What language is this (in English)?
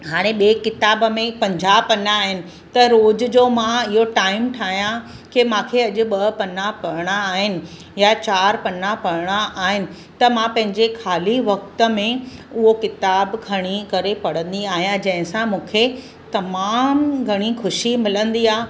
Sindhi